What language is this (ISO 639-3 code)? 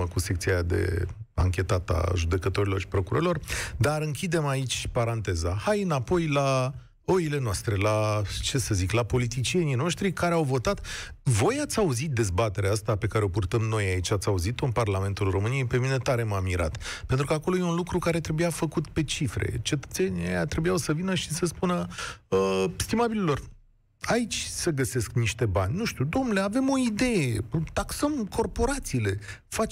ron